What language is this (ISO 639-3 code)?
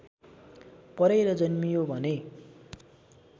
nep